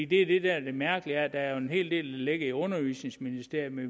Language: Danish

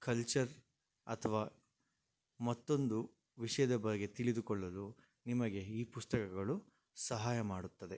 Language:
Kannada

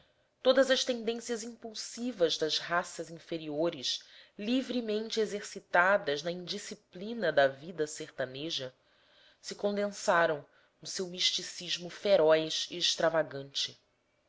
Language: Portuguese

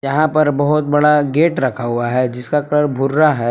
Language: Hindi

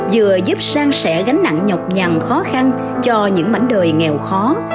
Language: Vietnamese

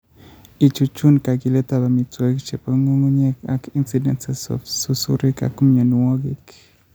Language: Kalenjin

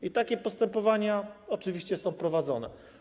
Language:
Polish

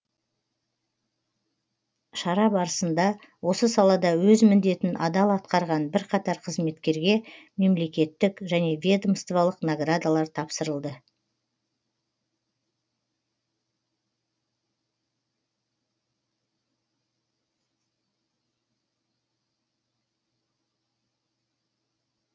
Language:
Kazakh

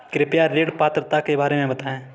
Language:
Hindi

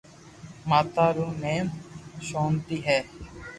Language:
Loarki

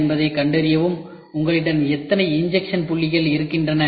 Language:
Tamil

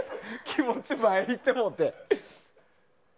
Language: Japanese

